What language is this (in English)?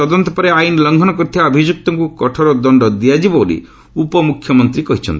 Odia